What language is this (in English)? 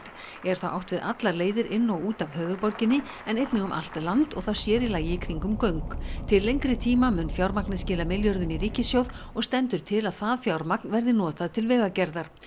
Icelandic